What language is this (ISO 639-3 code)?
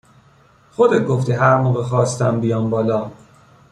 fas